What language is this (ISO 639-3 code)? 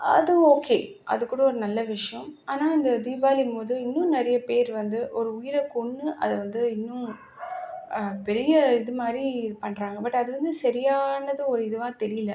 tam